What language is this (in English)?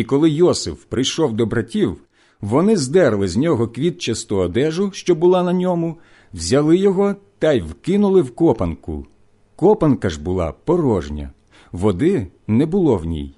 Ukrainian